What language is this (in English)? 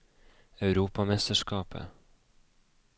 Norwegian